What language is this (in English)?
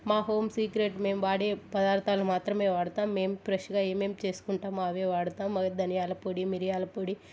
Telugu